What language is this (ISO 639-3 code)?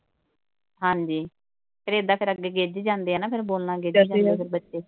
pan